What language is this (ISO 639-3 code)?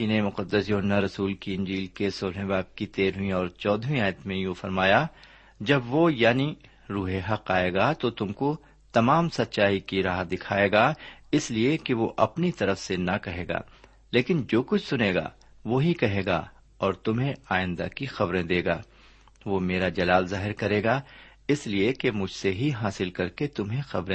urd